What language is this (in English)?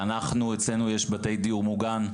Hebrew